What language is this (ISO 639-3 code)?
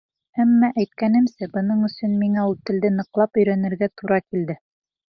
bak